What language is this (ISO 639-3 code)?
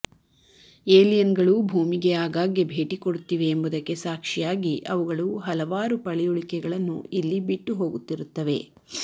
kan